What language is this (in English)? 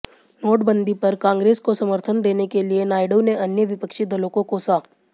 Hindi